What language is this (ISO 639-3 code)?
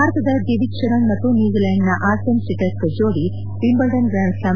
kan